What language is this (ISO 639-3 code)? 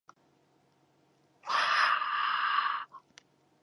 jpn